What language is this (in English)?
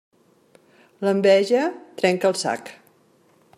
Catalan